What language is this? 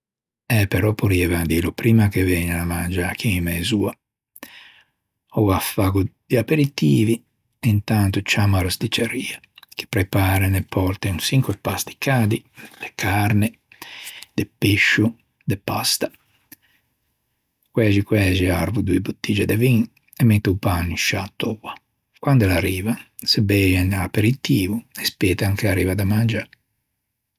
Ligurian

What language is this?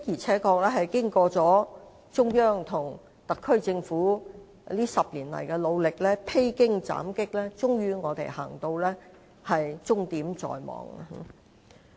Cantonese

